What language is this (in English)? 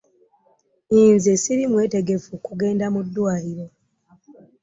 Ganda